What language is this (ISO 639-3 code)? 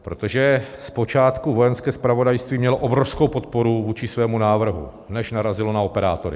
ces